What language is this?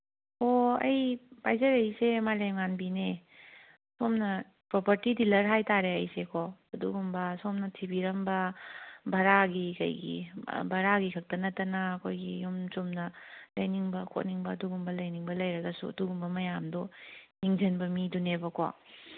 Manipuri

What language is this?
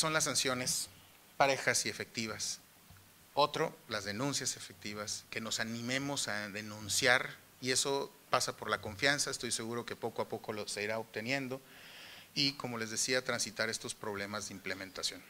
Spanish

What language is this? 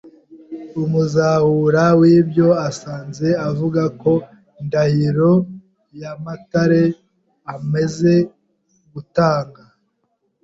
Kinyarwanda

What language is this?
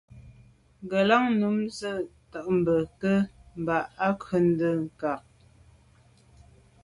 Medumba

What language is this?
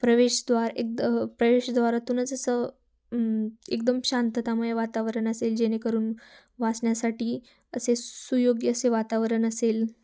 Marathi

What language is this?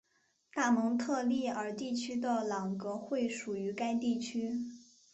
Chinese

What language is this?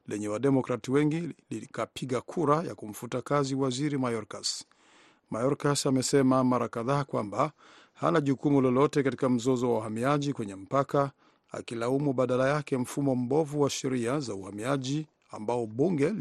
Swahili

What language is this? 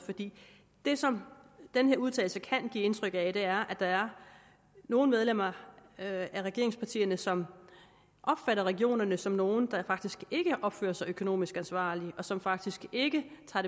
Danish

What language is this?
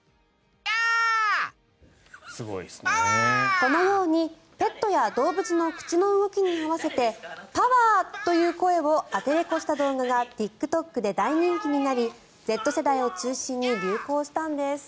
Japanese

